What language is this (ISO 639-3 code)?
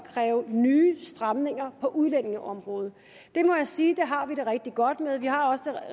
dan